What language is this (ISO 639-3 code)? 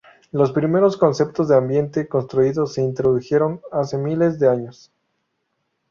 spa